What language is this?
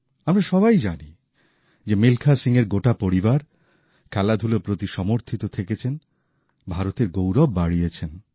Bangla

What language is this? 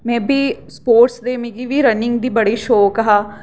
Dogri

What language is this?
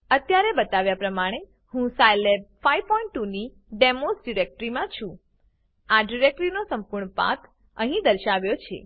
Gujarati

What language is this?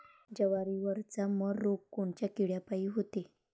Marathi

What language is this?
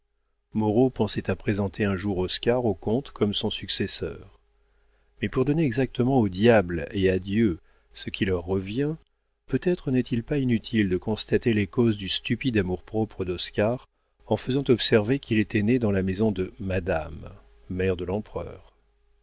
French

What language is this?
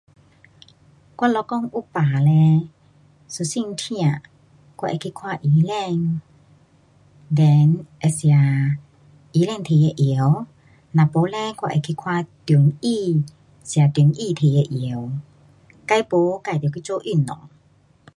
Pu-Xian Chinese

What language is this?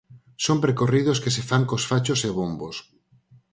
Galician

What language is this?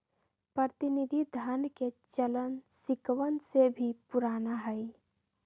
Magahi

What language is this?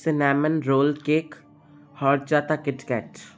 Sindhi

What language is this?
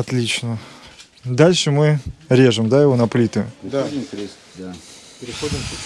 Russian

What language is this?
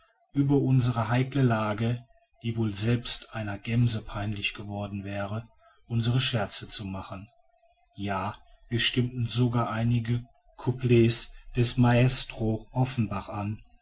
German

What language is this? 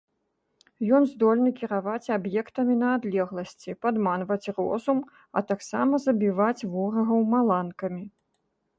Belarusian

